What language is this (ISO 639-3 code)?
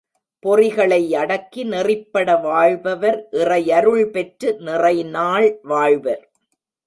tam